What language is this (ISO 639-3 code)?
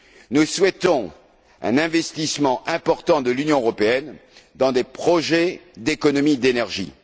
fra